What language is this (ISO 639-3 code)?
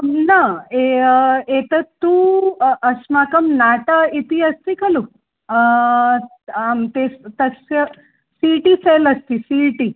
san